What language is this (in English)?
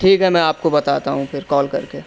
Urdu